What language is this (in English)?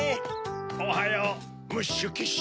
Japanese